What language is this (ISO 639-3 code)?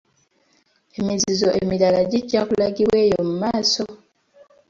lug